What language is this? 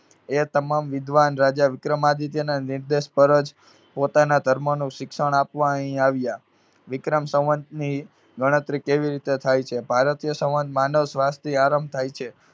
Gujarati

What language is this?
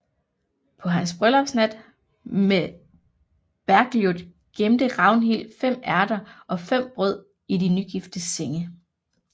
Danish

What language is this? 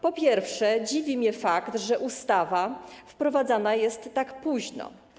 Polish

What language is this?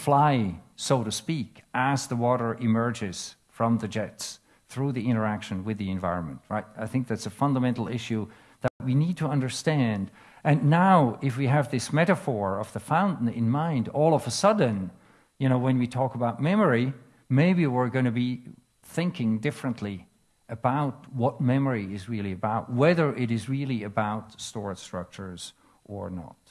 English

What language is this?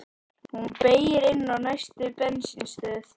Icelandic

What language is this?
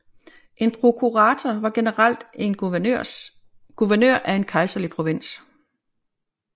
Danish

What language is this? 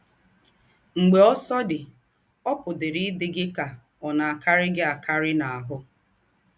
Igbo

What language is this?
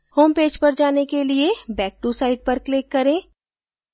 Hindi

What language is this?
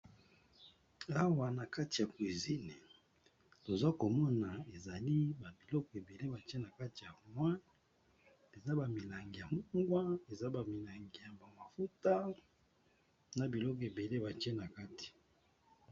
Lingala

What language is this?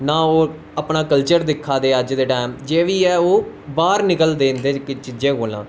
Dogri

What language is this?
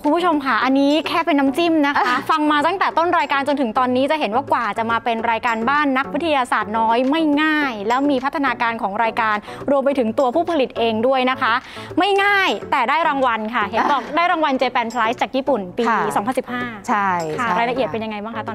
Thai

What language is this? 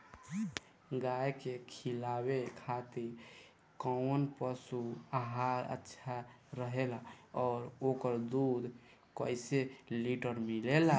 Bhojpuri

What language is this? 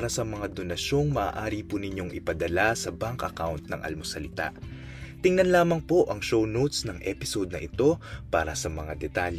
Filipino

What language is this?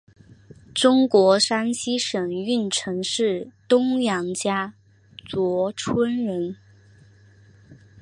Chinese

